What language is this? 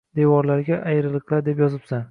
Uzbek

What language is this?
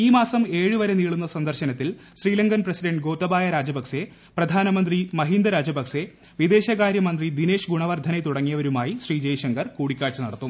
Malayalam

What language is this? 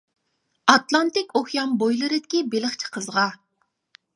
Uyghur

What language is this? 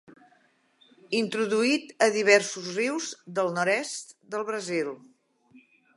Catalan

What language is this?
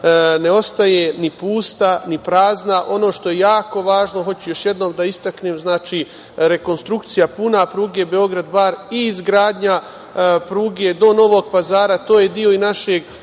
Serbian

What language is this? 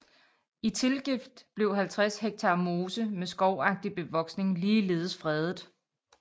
Danish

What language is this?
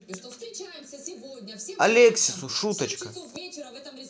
Russian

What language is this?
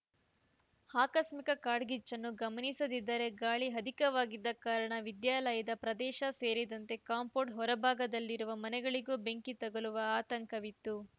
Kannada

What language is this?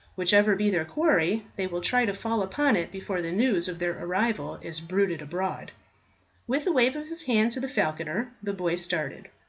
English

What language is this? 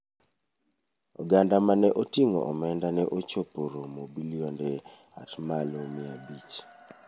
Luo (Kenya and Tanzania)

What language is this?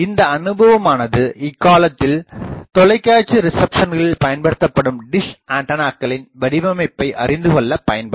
Tamil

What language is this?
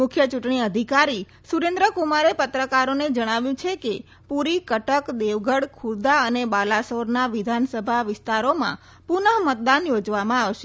Gujarati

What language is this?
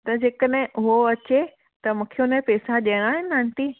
Sindhi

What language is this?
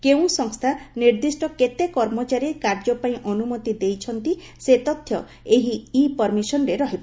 Odia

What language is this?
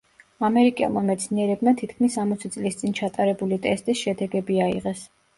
Georgian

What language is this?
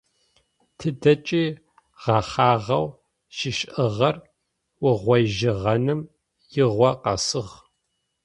Adyghe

